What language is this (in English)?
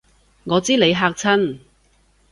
Cantonese